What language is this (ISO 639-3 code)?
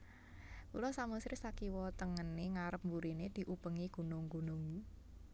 jav